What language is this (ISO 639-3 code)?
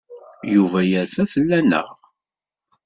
kab